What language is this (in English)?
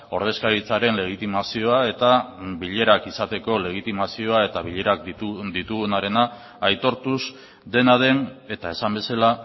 Basque